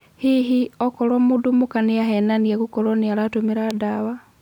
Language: Kikuyu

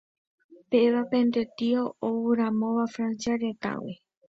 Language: Guarani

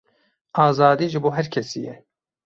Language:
Kurdish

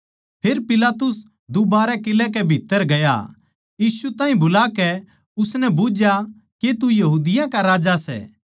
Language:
Haryanvi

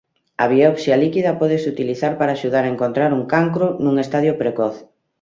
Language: Galician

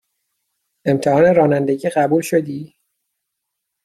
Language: Persian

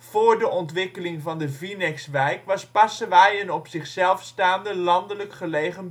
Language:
Dutch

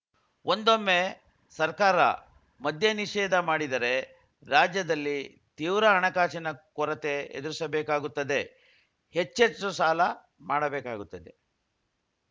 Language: Kannada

